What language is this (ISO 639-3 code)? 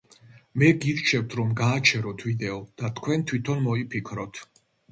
kat